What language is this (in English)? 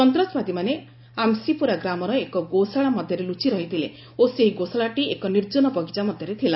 Odia